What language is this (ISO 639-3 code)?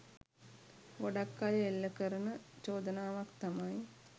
sin